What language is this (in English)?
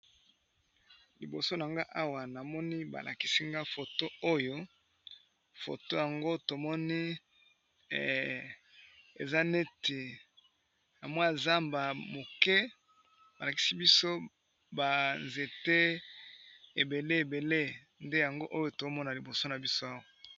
Lingala